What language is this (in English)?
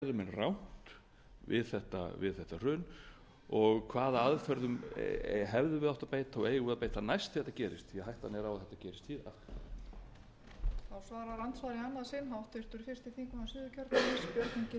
Icelandic